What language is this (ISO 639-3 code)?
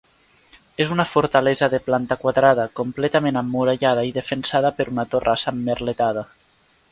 cat